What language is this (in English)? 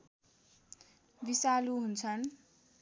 Nepali